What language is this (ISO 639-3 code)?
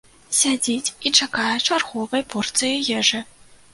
bel